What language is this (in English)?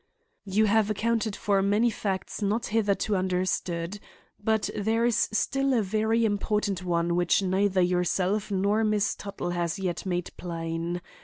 English